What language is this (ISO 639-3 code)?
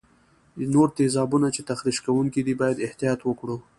pus